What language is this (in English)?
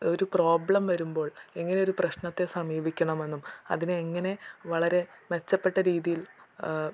Malayalam